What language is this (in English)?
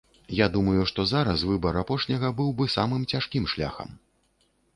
Belarusian